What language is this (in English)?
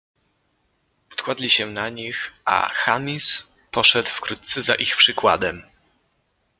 Polish